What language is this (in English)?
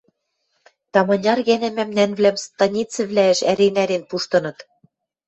Western Mari